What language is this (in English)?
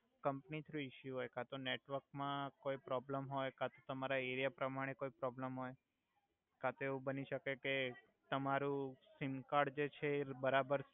Gujarati